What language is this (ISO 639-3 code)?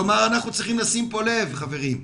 heb